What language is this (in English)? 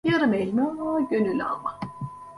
Turkish